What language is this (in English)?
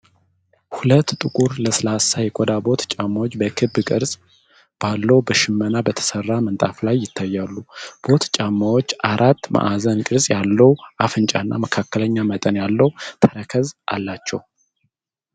Amharic